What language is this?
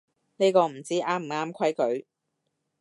Cantonese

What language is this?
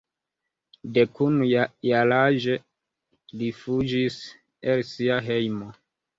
Esperanto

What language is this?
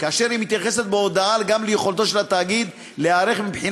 Hebrew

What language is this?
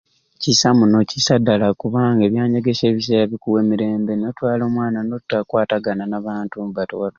Ruuli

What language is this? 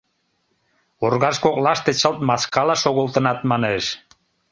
Mari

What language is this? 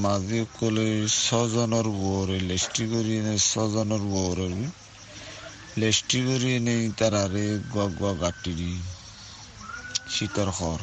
Bangla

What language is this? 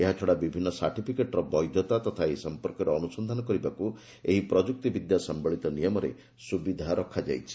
Odia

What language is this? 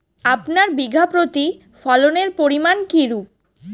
Bangla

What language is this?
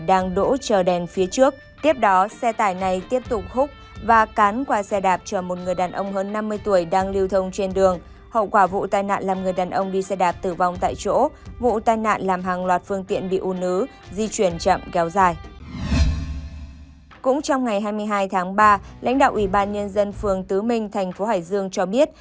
Vietnamese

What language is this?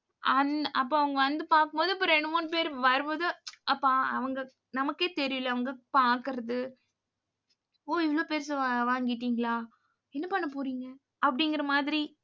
Tamil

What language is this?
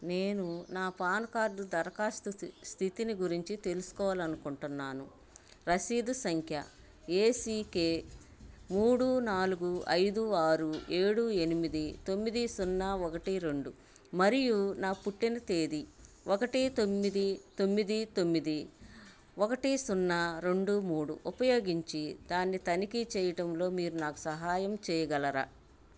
Telugu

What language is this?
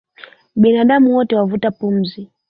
Swahili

